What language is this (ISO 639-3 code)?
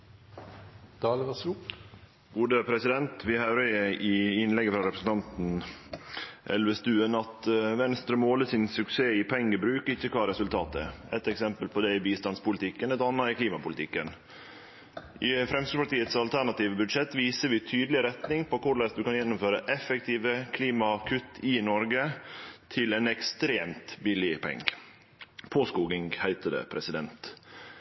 nno